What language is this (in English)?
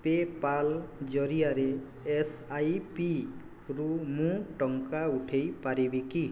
Odia